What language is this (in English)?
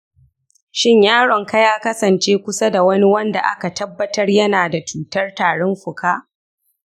Hausa